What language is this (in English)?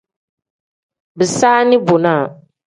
Tem